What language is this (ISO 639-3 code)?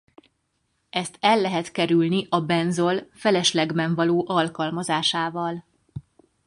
hun